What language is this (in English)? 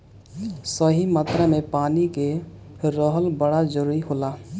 Bhojpuri